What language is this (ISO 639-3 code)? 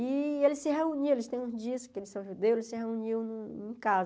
por